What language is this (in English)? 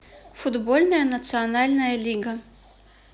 Russian